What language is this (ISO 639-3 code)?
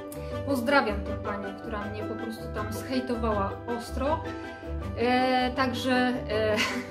pol